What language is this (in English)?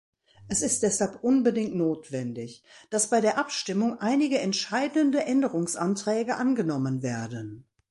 German